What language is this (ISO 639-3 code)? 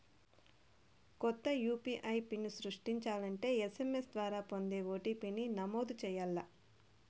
tel